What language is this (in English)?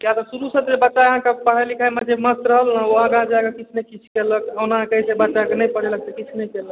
Maithili